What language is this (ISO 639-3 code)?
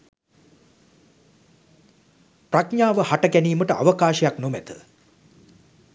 sin